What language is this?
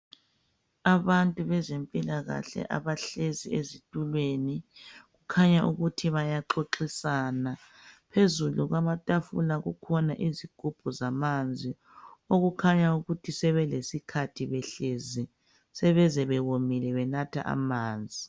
North Ndebele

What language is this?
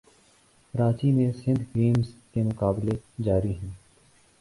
Urdu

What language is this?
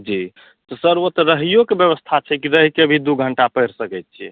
Maithili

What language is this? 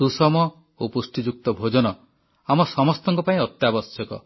Odia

